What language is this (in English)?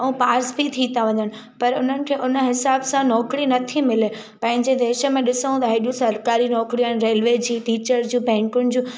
Sindhi